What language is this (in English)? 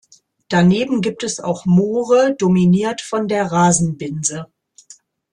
German